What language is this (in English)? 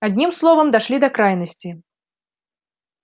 Russian